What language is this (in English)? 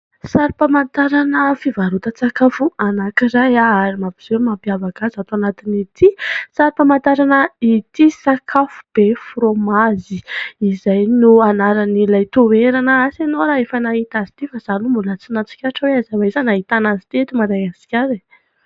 Malagasy